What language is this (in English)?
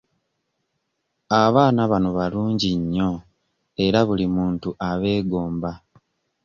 Ganda